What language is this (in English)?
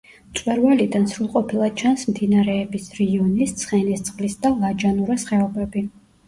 Georgian